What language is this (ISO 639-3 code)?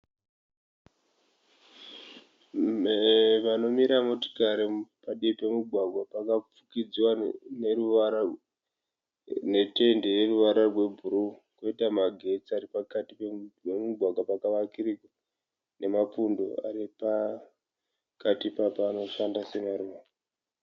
sna